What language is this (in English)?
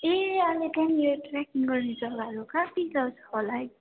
Nepali